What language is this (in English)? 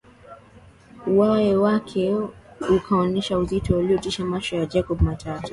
Swahili